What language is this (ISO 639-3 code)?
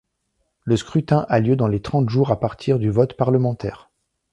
fra